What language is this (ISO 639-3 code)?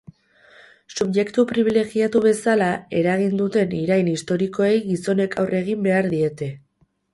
eus